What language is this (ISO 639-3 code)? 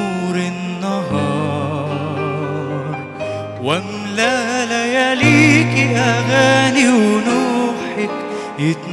ara